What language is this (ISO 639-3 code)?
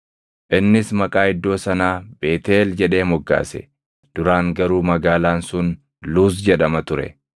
orm